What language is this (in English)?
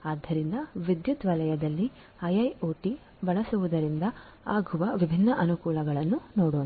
Kannada